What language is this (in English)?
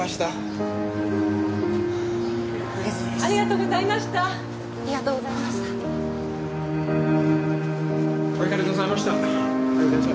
Japanese